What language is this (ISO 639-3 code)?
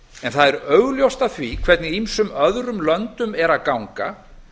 isl